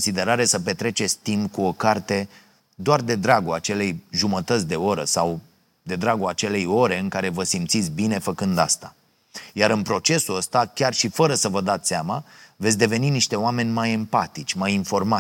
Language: Romanian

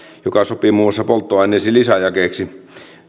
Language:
Finnish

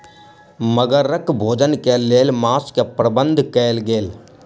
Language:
Maithili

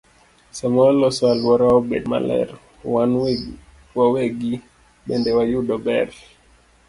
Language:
Luo (Kenya and Tanzania)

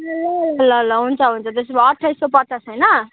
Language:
Nepali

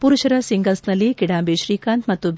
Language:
Kannada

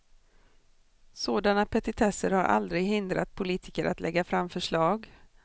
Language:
Swedish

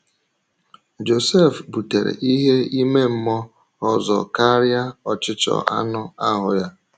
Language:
Igbo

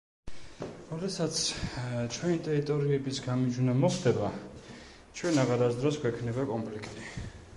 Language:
Georgian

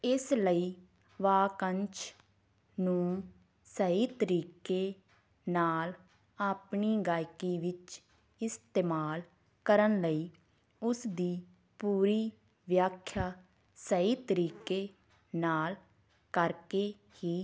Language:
Punjabi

